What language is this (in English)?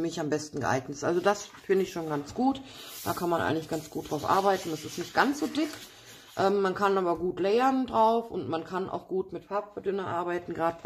German